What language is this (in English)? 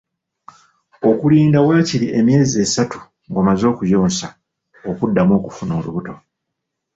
Ganda